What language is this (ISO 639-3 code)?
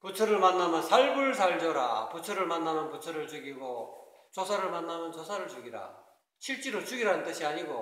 kor